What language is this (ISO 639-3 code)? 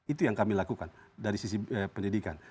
ind